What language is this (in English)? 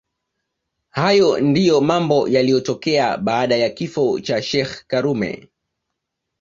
Swahili